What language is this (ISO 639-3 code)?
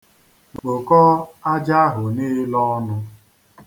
ibo